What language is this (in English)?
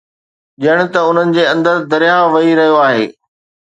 Sindhi